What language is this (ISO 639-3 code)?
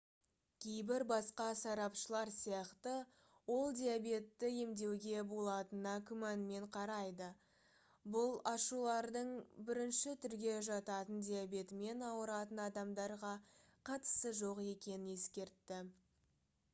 kaz